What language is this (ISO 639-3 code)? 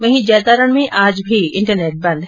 hin